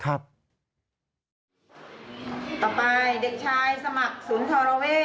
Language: Thai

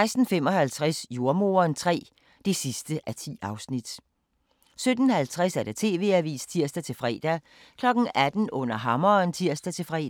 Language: Danish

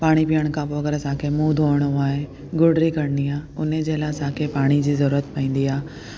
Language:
Sindhi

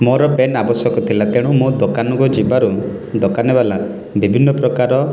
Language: Odia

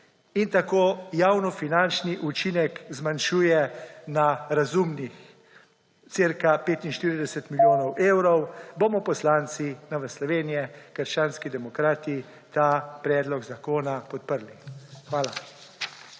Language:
Slovenian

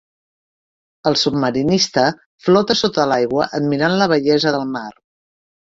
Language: Catalan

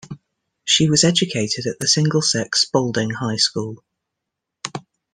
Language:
English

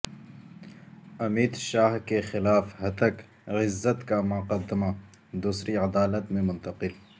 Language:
Urdu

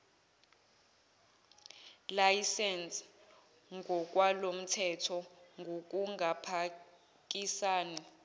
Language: Zulu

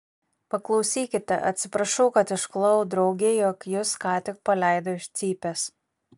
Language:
Lithuanian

